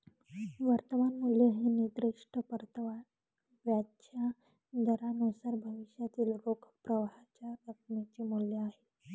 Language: Marathi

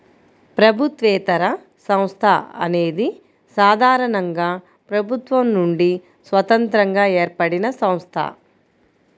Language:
Telugu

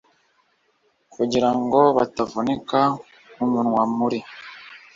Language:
Kinyarwanda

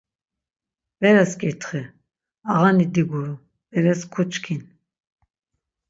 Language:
Laz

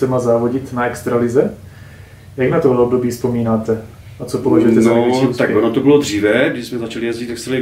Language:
Czech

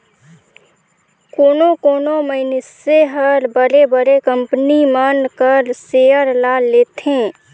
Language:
Chhattisgarhi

